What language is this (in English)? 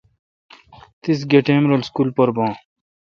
Kalkoti